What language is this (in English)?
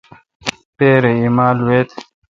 Kalkoti